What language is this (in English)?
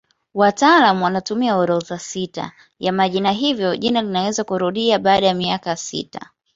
Swahili